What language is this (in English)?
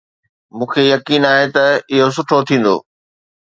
Sindhi